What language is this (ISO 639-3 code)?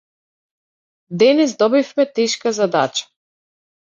mkd